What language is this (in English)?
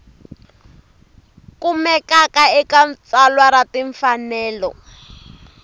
Tsonga